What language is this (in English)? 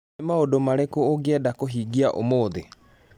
Kikuyu